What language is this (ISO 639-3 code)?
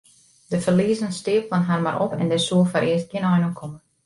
fry